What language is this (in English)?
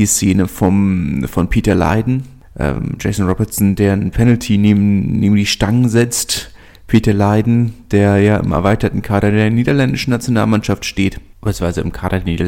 German